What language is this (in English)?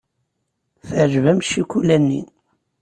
Kabyle